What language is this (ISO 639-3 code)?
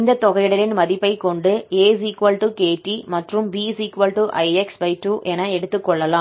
tam